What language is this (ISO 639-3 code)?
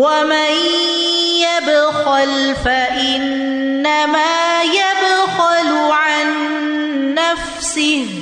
urd